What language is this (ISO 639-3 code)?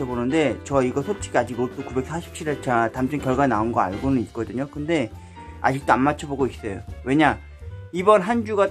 kor